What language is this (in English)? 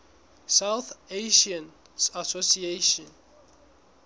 Southern Sotho